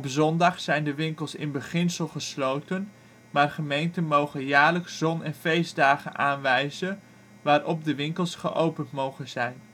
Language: Dutch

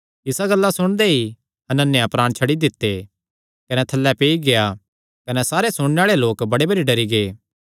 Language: Kangri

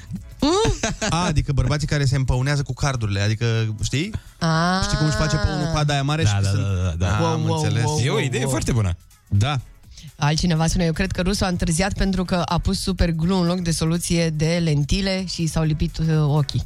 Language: Romanian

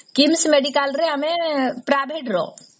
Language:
Odia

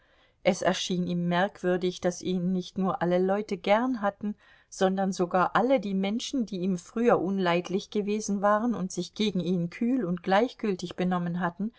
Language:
German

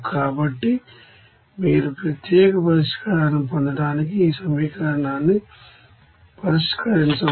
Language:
Telugu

